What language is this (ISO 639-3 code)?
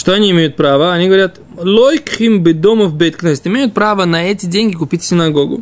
rus